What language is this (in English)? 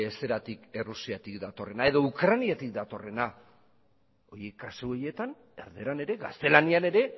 Basque